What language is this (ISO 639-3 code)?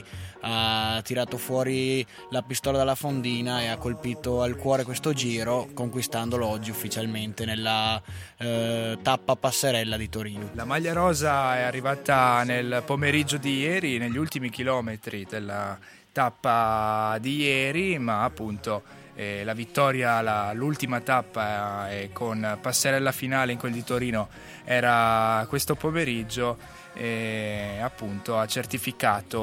ita